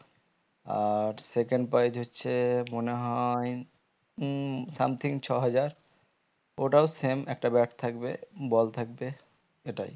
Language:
Bangla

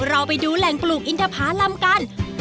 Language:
Thai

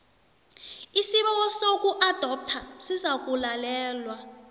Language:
South Ndebele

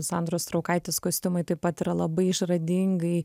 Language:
Lithuanian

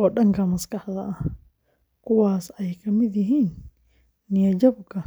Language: Somali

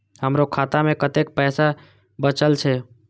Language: Maithili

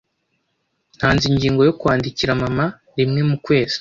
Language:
Kinyarwanda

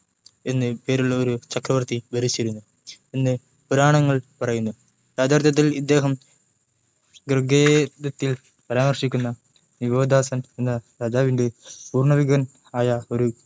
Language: Malayalam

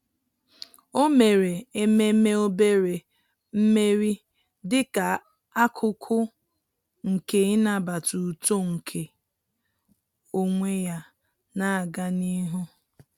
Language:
Igbo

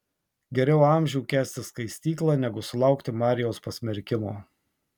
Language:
Lithuanian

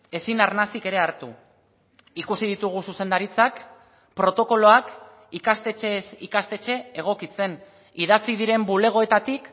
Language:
Basque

